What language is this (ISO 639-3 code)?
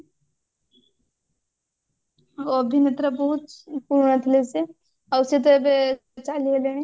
ori